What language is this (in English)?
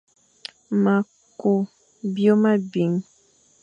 Fang